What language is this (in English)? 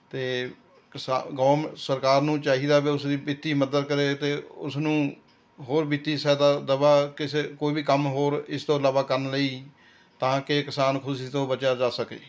Punjabi